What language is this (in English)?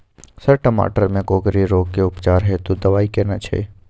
Maithili